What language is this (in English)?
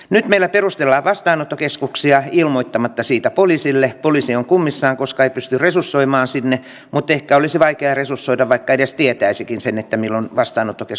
Finnish